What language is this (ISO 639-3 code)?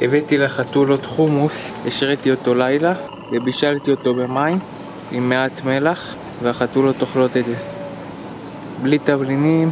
heb